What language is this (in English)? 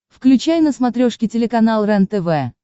Russian